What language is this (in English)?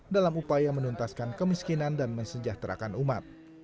Indonesian